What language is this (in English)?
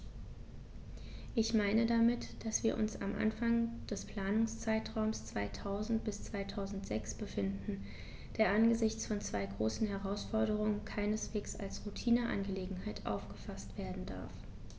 German